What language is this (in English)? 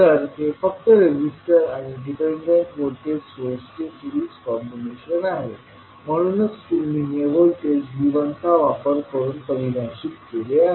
Marathi